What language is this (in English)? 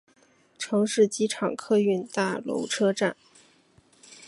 Chinese